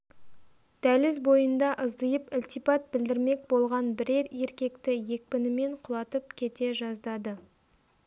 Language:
Kazakh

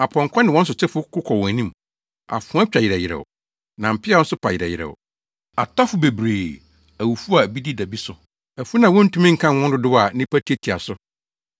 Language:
Akan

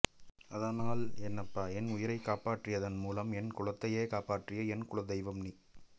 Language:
Tamil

